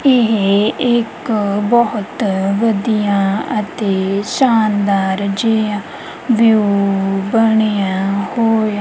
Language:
Punjabi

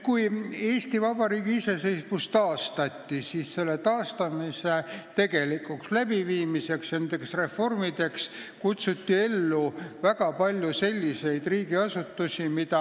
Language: Estonian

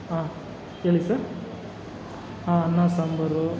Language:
Kannada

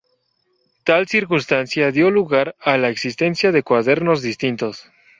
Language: Spanish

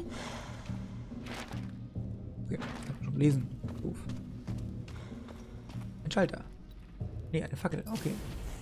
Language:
German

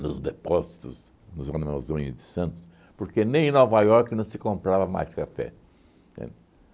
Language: Portuguese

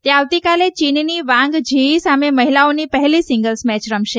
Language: Gujarati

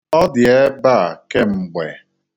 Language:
Igbo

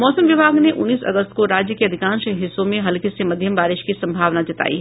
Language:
Hindi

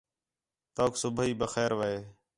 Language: Khetrani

